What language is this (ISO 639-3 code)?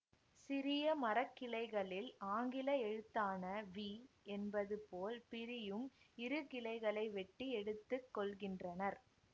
tam